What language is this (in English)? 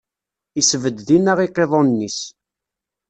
Kabyle